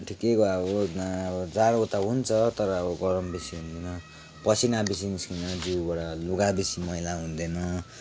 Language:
Nepali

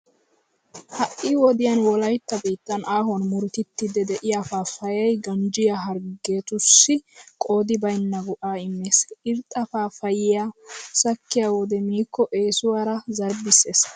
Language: Wolaytta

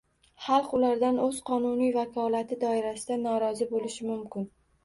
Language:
Uzbek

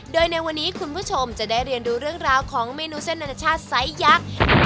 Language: Thai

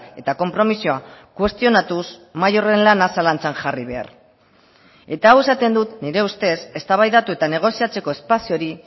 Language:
Basque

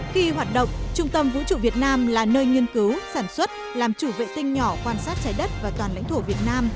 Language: Vietnamese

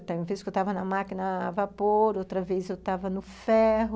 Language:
Portuguese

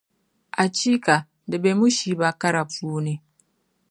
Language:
Dagbani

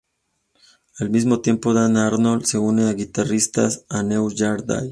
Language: Spanish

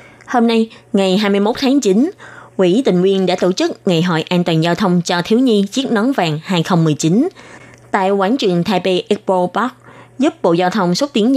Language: Vietnamese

